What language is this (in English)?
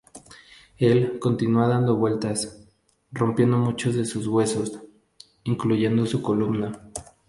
Spanish